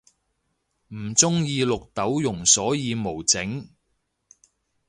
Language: Cantonese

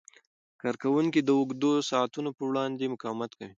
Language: Pashto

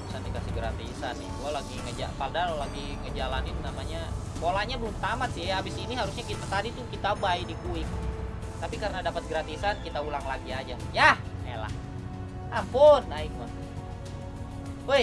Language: Indonesian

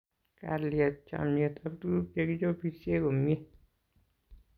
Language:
Kalenjin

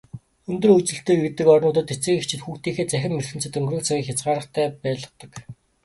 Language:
Mongolian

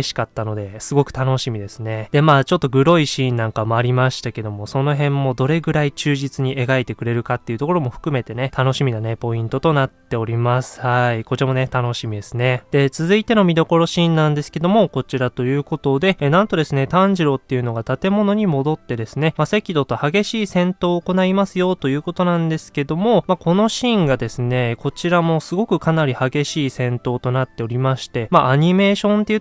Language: Japanese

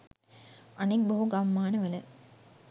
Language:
Sinhala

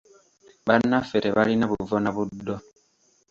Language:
Ganda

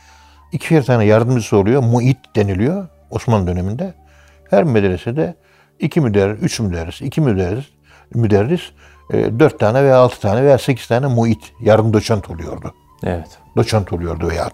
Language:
Turkish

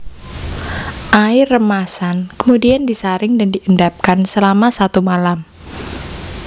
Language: Javanese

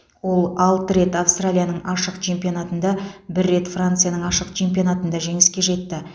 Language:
Kazakh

